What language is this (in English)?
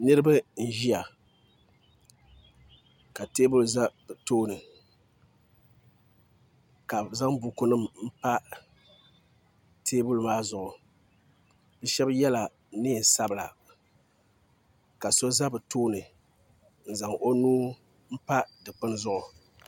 Dagbani